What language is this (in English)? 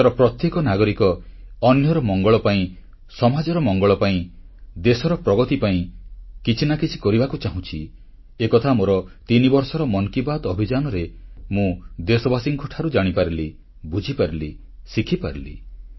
Odia